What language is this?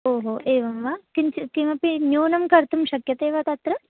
Sanskrit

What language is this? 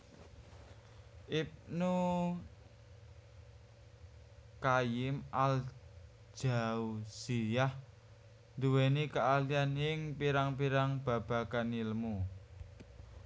Javanese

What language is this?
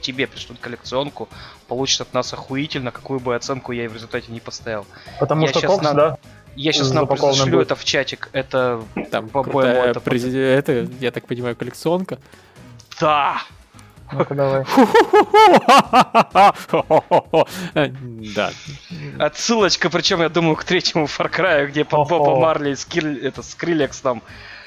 Russian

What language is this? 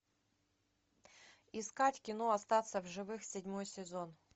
Russian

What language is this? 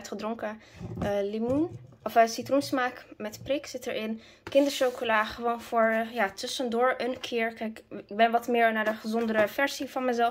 Dutch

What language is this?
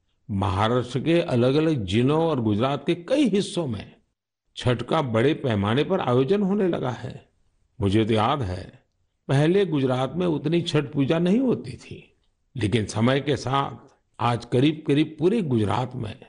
Hindi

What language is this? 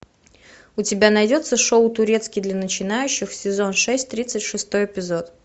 Russian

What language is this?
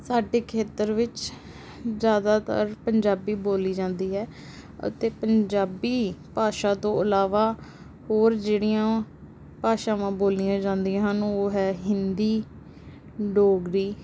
Punjabi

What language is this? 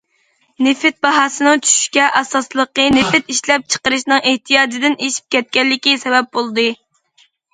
Uyghur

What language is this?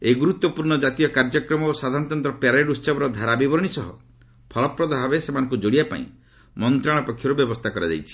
Odia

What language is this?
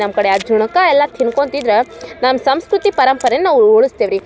Kannada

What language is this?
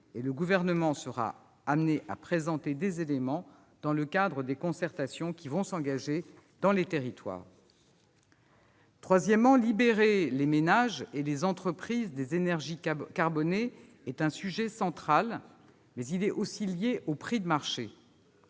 French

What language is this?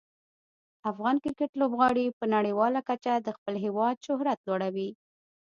Pashto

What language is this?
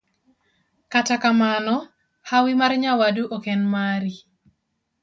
Luo (Kenya and Tanzania)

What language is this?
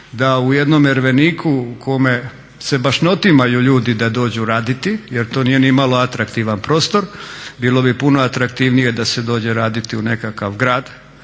Croatian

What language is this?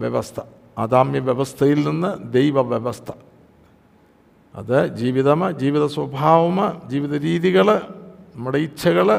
Malayalam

